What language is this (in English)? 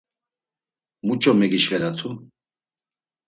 Laz